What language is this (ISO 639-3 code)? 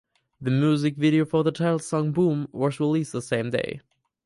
eng